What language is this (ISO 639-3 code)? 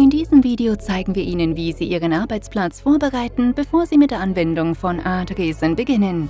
deu